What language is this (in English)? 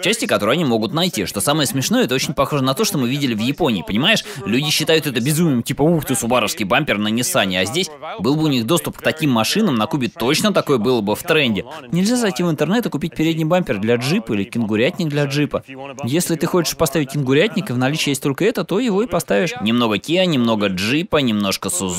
Russian